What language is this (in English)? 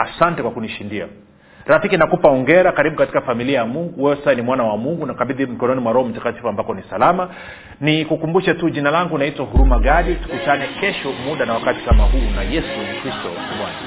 Swahili